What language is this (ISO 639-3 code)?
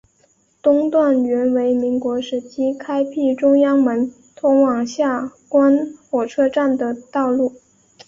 zho